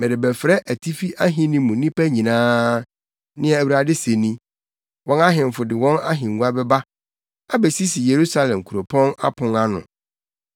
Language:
Akan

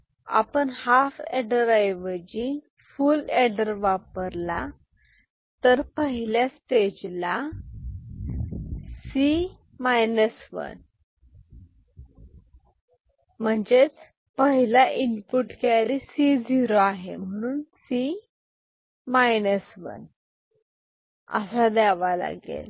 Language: Marathi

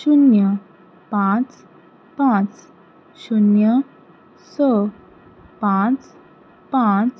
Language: Konkani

